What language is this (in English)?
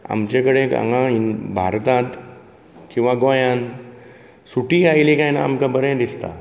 Konkani